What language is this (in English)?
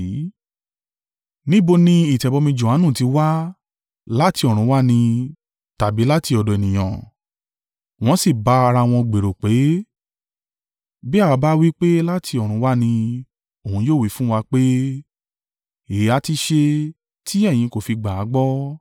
Yoruba